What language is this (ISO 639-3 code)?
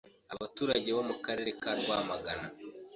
kin